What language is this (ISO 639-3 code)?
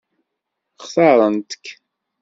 kab